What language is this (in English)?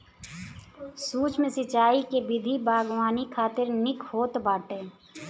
Bhojpuri